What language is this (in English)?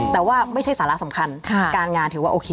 Thai